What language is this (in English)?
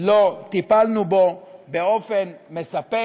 Hebrew